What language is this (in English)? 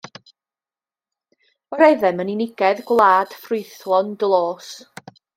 Welsh